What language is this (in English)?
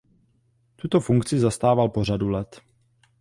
Czech